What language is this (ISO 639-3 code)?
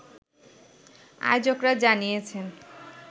ben